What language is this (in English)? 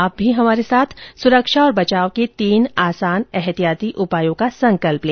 Hindi